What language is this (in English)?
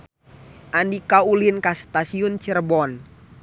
Sundanese